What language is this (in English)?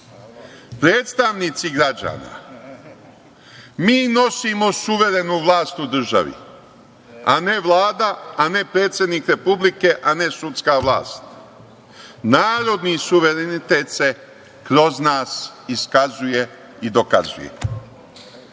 Serbian